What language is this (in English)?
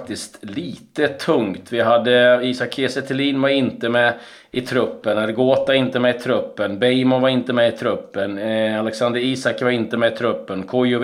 Swedish